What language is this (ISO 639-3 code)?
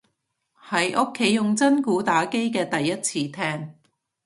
yue